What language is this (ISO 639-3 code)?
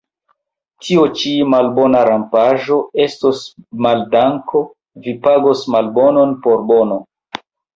epo